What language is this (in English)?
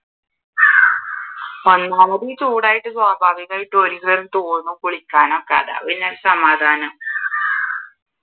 Malayalam